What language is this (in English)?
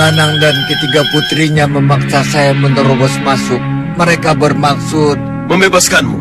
Indonesian